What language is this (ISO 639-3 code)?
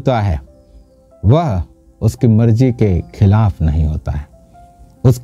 hin